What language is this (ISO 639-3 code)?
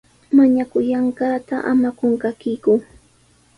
qws